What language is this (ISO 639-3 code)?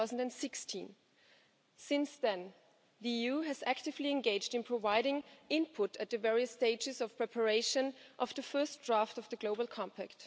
eng